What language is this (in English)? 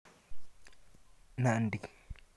Kalenjin